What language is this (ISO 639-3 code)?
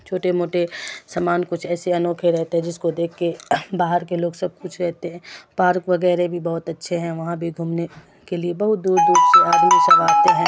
urd